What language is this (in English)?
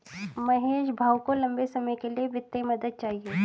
Hindi